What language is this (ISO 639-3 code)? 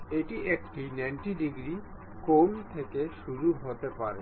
ben